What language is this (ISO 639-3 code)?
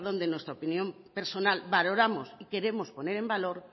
spa